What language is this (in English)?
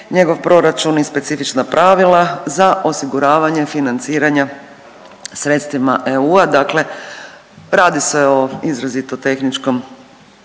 Croatian